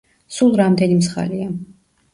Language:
Georgian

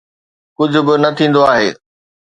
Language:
Sindhi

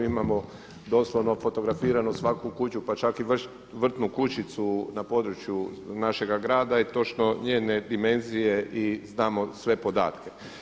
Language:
Croatian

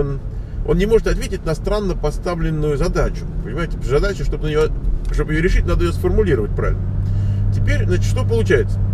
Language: Russian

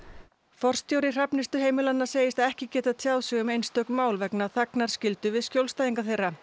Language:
Icelandic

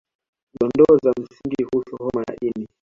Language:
Swahili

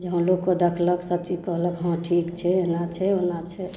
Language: Maithili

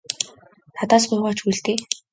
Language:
Mongolian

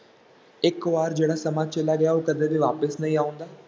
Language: Punjabi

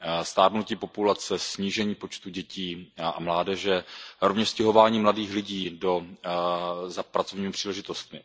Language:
Czech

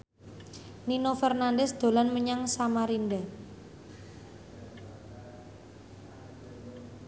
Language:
Javanese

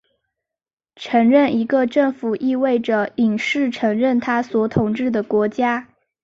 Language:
Chinese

